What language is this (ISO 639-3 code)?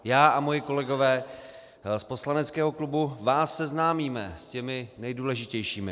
ces